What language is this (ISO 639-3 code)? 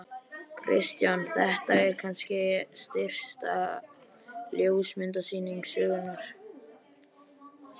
isl